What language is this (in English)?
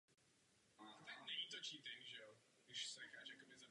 Czech